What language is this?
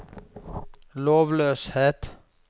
Norwegian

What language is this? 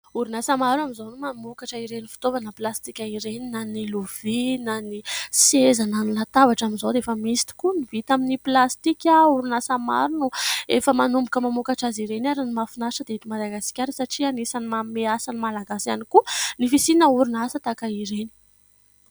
Malagasy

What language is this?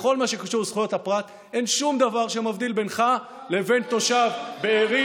Hebrew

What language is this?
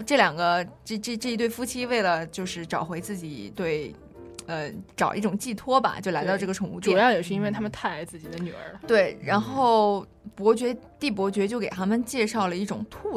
Chinese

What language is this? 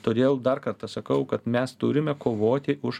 Lithuanian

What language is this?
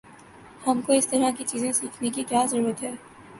Urdu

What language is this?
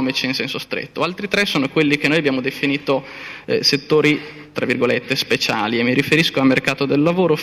Italian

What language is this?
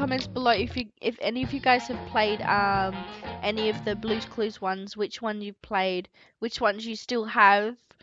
English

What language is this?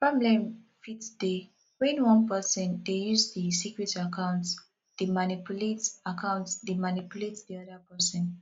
Nigerian Pidgin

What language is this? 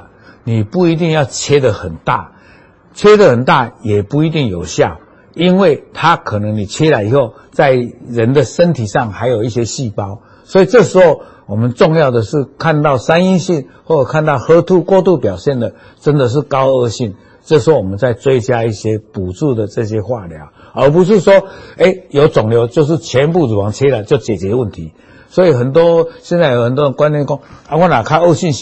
Chinese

